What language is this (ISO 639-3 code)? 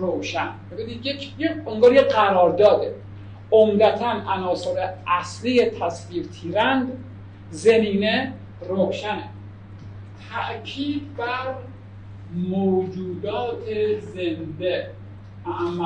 fas